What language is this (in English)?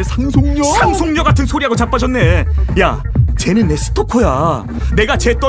Korean